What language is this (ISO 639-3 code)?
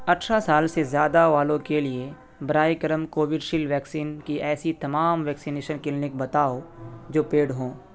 urd